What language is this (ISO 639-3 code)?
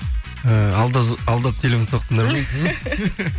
kaz